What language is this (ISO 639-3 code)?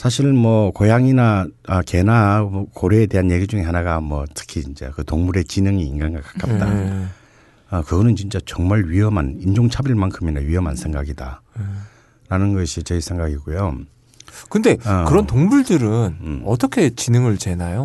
kor